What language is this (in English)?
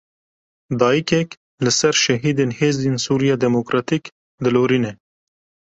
Kurdish